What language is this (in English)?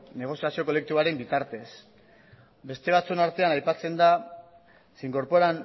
Basque